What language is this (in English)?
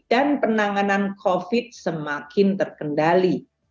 Indonesian